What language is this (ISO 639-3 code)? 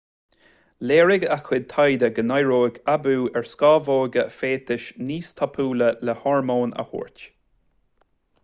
gle